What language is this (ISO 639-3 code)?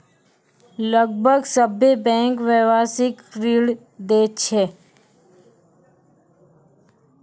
mai